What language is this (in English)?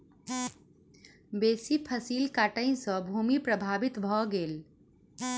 Maithili